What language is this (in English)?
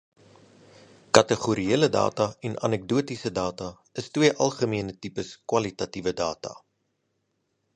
Afrikaans